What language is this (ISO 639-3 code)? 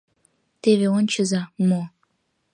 chm